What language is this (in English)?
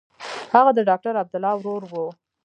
Pashto